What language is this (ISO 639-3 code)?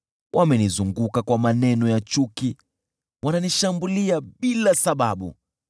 swa